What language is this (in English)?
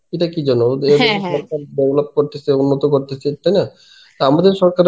Bangla